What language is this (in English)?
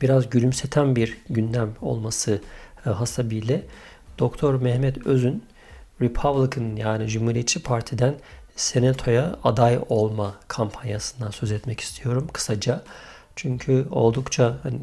Turkish